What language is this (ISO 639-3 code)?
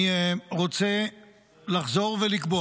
heb